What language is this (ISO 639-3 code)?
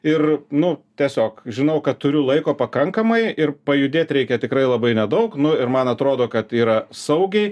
lit